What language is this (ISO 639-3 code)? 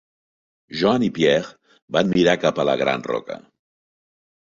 cat